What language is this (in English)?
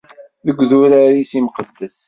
Kabyle